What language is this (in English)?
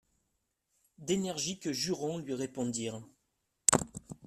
French